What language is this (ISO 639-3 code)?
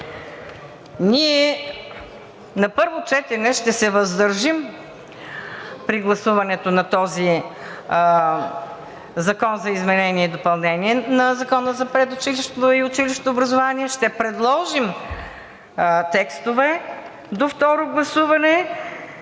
bul